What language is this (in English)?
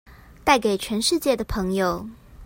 Chinese